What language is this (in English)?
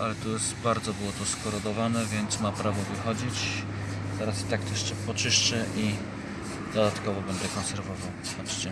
Polish